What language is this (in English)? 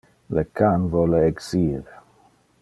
Interlingua